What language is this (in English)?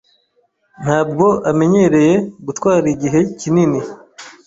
Kinyarwanda